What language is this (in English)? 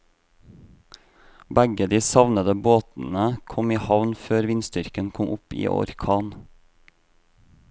Norwegian